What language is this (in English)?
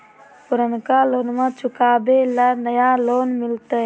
Magahi